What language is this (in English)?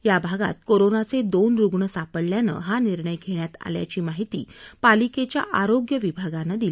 Marathi